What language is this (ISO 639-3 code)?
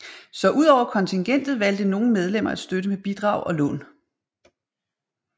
dan